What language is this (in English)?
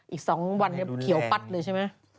Thai